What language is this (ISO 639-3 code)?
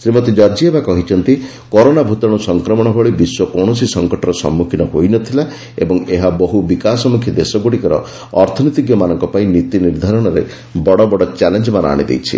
ori